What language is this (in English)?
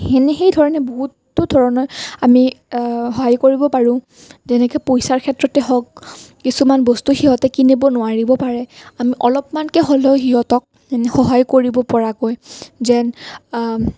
Assamese